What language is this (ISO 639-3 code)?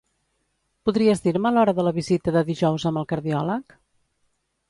cat